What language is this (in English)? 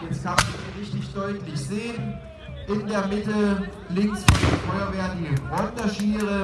German